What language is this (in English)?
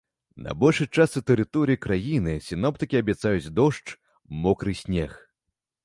Belarusian